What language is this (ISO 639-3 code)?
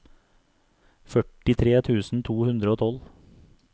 nor